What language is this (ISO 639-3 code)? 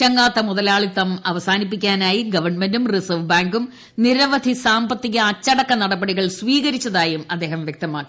mal